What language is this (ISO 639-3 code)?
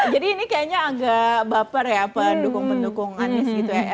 ind